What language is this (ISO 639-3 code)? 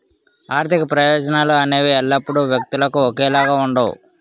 tel